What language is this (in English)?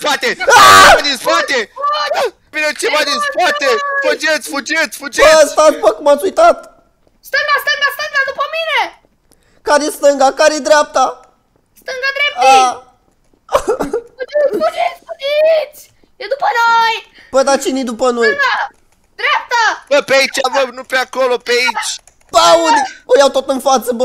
Romanian